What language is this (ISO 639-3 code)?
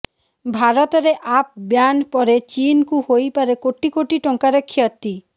ori